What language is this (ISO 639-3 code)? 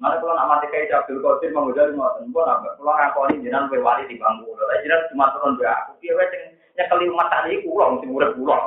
ind